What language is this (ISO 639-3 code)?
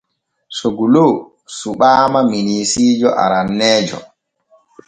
fue